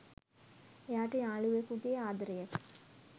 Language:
Sinhala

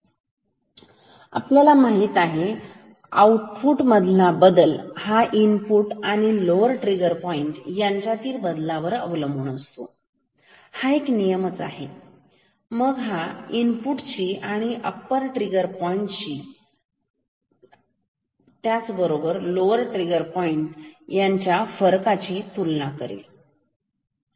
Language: Marathi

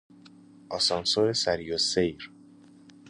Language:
Persian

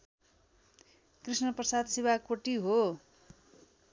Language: Nepali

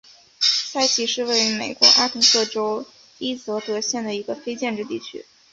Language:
Chinese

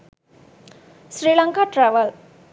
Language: Sinhala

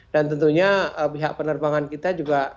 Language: Indonesian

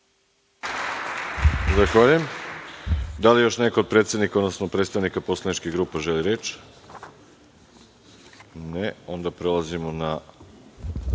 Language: Serbian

